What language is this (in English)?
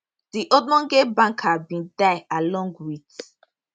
Nigerian Pidgin